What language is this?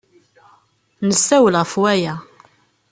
Kabyle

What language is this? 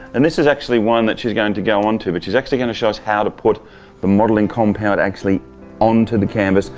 English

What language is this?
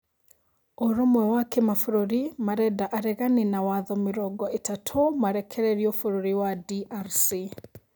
Kikuyu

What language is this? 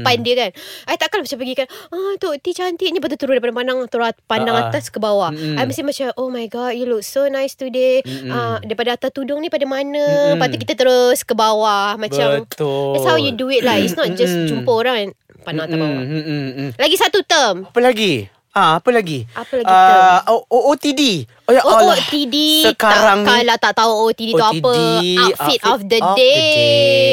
Malay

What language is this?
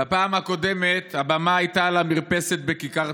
Hebrew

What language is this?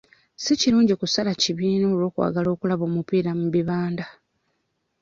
Ganda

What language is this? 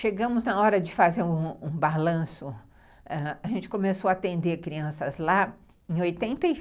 Portuguese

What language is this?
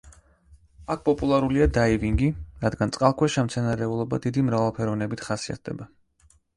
Georgian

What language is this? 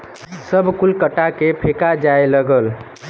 Bhojpuri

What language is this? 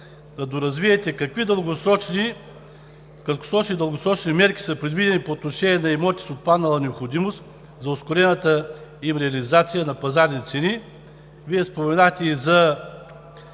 Bulgarian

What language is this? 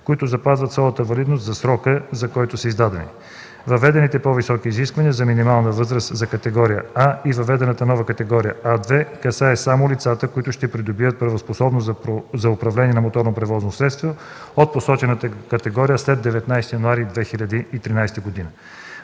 Bulgarian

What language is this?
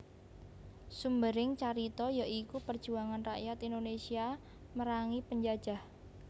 Javanese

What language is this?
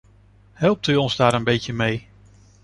Dutch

